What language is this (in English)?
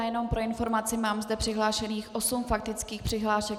Czech